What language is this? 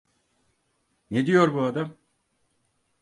Turkish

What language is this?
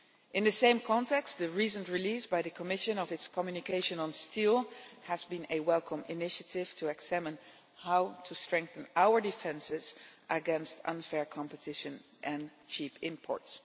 English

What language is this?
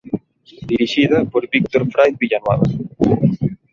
Galician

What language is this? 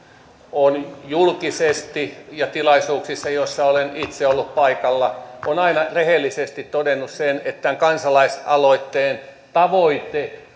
Finnish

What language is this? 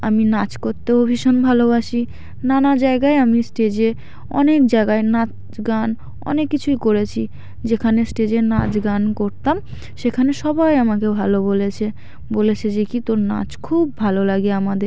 Bangla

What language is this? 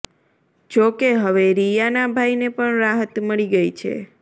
Gujarati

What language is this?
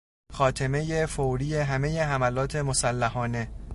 Persian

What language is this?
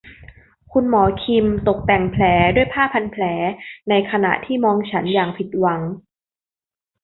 Thai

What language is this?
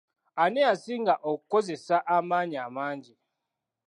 Ganda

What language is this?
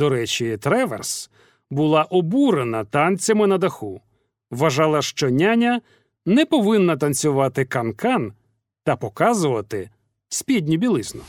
Ukrainian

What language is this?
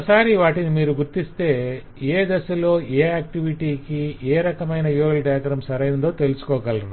Telugu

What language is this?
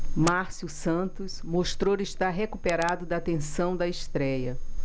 Portuguese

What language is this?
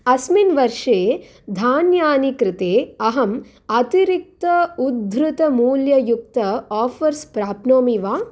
Sanskrit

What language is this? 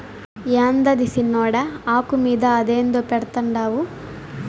Telugu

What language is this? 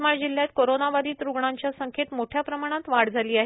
Marathi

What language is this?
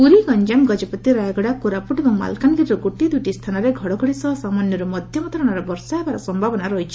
Odia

